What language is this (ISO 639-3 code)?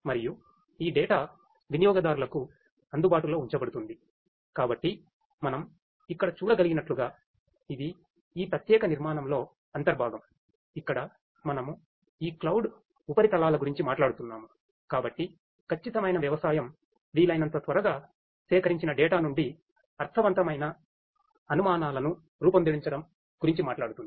tel